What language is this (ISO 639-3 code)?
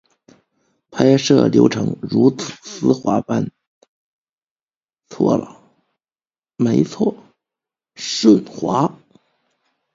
zho